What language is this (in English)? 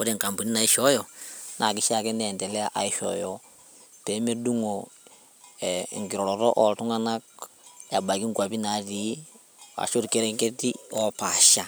Masai